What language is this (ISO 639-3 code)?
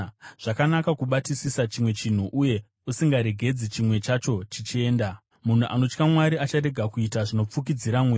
sna